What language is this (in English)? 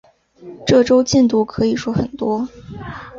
Chinese